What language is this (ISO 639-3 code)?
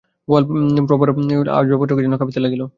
ben